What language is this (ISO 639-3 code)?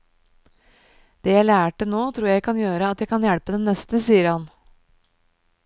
nor